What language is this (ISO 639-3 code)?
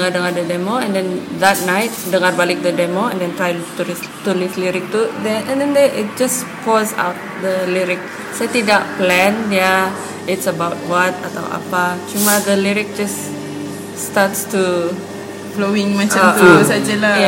msa